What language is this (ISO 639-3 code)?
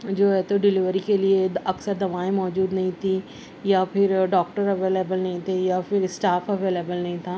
urd